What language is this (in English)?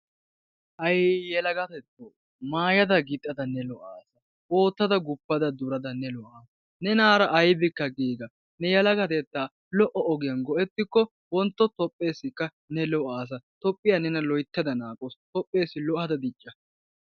Wolaytta